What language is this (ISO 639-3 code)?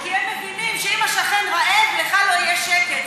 heb